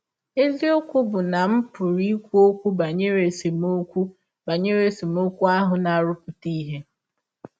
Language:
Igbo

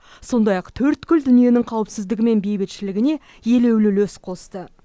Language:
Kazakh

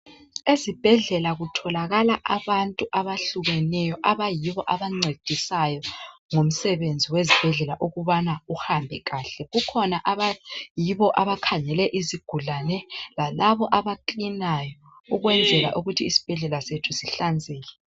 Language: North Ndebele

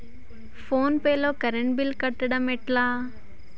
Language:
Telugu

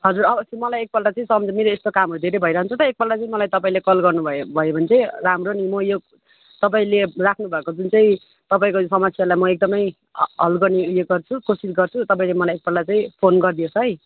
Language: Nepali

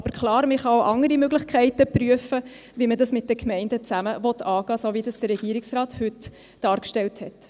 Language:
Swiss German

